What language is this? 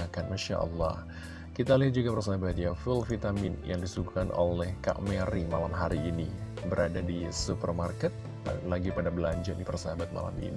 Indonesian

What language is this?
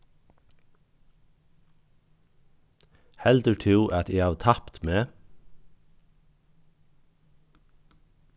Faroese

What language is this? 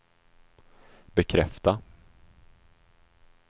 Swedish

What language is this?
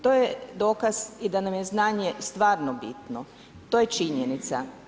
Croatian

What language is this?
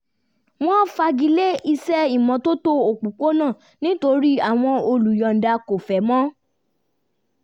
Yoruba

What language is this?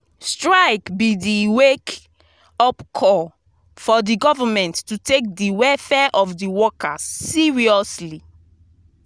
Nigerian Pidgin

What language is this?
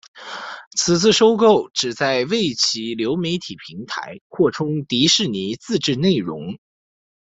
Chinese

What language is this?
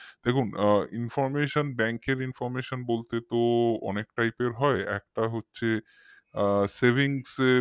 Bangla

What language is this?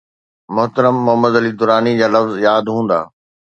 Sindhi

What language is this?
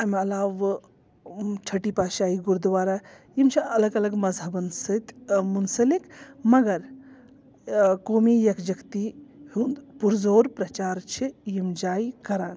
Kashmiri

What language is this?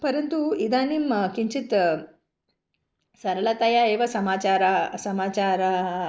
Sanskrit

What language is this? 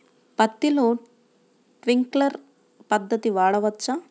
Telugu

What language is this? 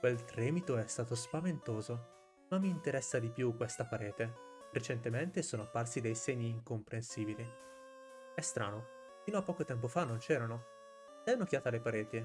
Italian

